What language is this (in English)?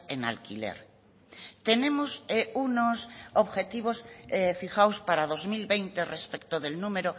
Spanish